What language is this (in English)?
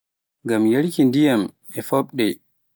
Pular